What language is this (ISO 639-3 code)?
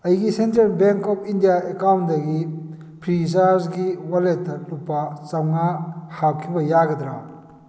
mni